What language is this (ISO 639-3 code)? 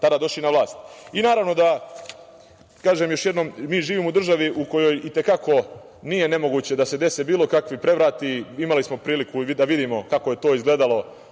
srp